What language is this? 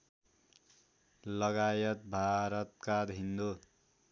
Nepali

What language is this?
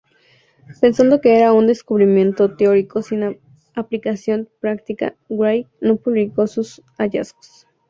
Spanish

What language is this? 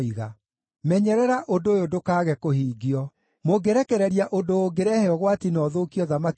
Kikuyu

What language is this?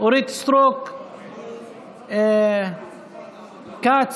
Hebrew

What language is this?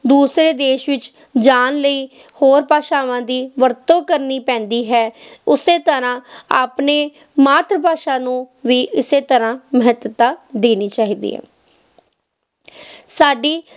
Punjabi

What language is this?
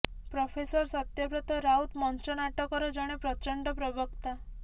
Odia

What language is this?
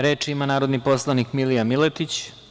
Serbian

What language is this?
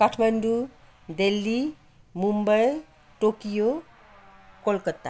Nepali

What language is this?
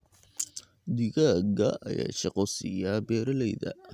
Somali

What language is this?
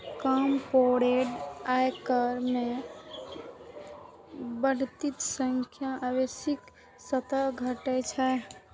Maithili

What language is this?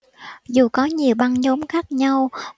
Vietnamese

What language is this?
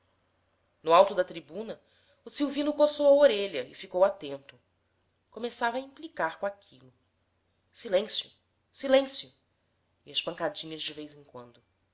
Portuguese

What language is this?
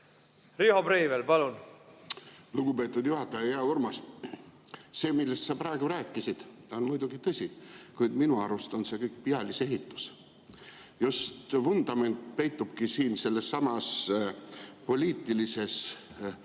Estonian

